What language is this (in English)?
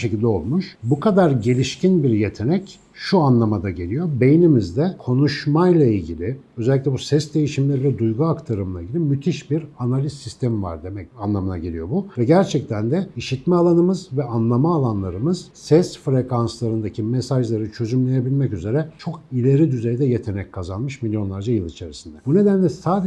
Turkish